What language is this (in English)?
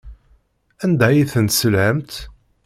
Kabyle